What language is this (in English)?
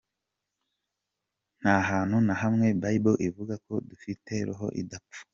Kinyarwanda